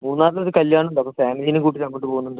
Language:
Malayalam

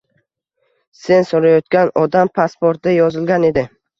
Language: Uzbek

